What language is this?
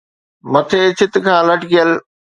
Sindhi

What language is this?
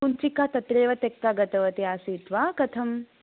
Sanskrit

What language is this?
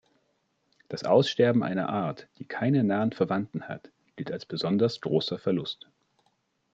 German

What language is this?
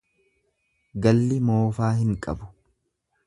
Oromo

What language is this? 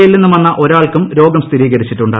Malayalam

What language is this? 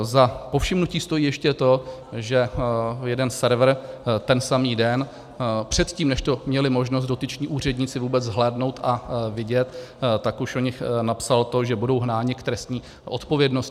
Czech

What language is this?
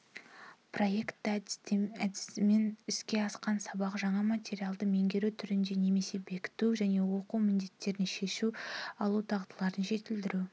Kazakh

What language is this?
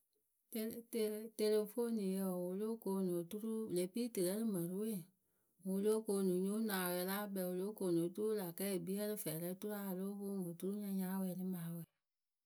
Akebu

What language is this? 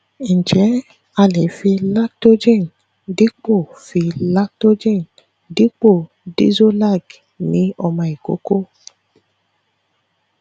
Yoruba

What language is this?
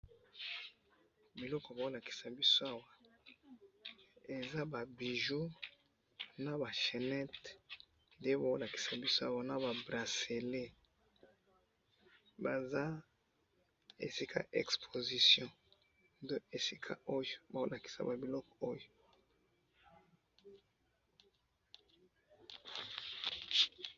Lingala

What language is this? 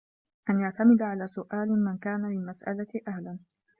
Arabic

